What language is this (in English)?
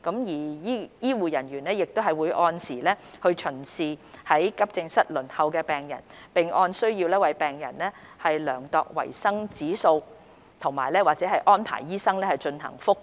Cantonese